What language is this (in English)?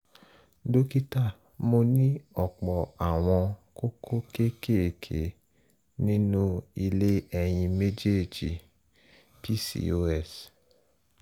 Yoruba